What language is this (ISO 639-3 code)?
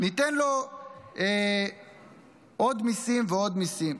heb